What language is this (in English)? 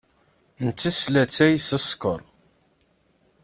Kabyle